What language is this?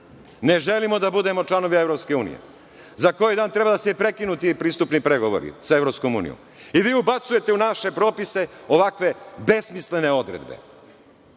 Serbian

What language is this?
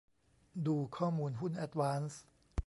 Thai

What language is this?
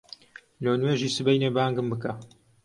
Central Kurdish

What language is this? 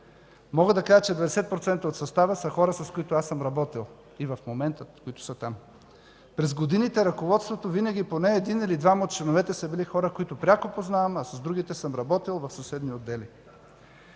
Bulgarian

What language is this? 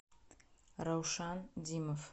Russian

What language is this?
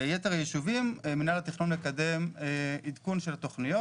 Hebrew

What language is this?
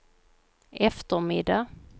Swedish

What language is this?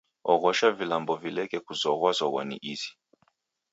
Taita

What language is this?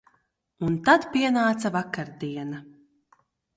Latvian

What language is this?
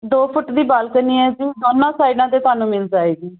Punjabi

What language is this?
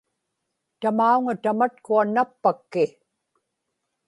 Inupiaq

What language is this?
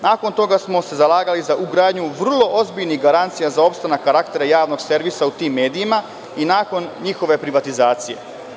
Serbian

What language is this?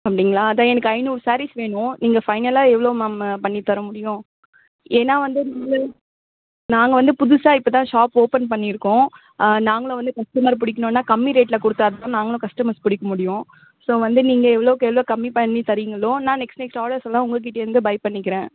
Tamil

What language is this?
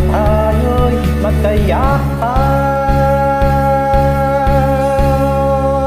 Filipino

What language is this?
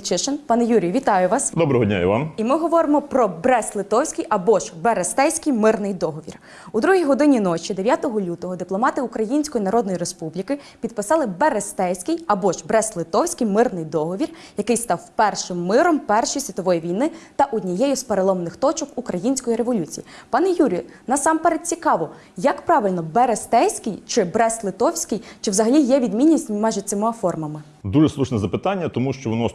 Ukrainian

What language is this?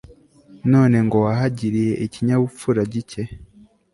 Kinyarwanda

